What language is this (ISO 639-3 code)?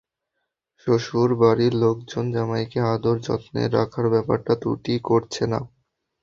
ben